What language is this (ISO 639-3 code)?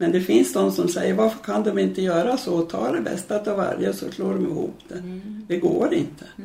swe